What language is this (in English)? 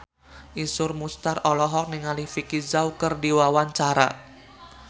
Sundanese